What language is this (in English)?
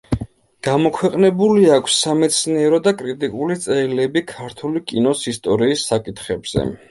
Georgian